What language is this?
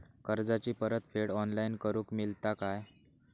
Marathi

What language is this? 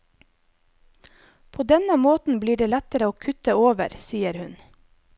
Norwegian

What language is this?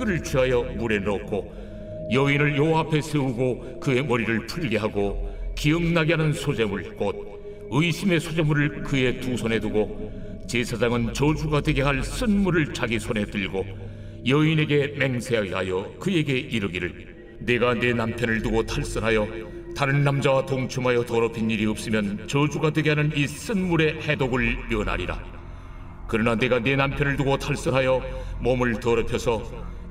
Korean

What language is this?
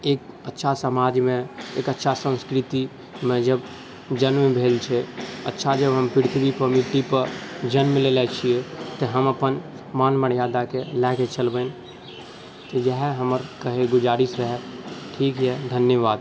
Maithili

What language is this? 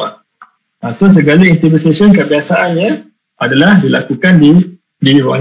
Malay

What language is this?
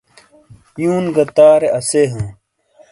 Shina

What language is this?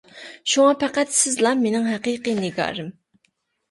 Uyghur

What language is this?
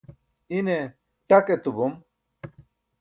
Burushaski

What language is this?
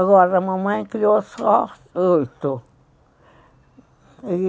Portuguese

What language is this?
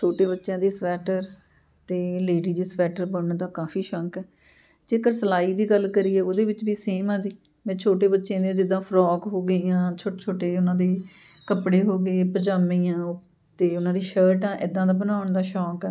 Punjabi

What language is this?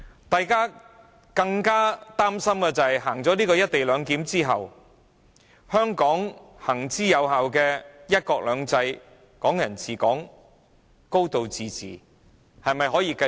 Cantonese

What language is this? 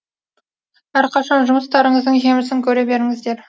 Kazakh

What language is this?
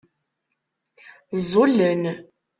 Kabyle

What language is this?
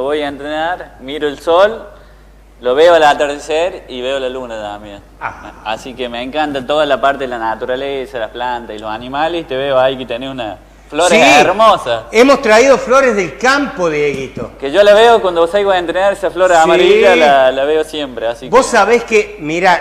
Spanish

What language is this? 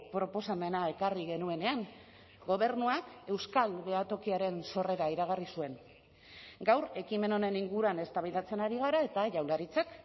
Basque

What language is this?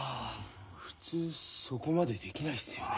Japanese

